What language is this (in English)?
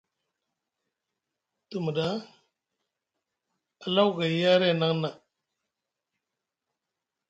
Musgu